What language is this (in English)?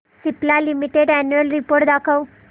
Marathi